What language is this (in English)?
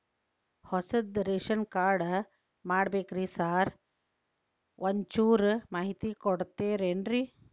Kannada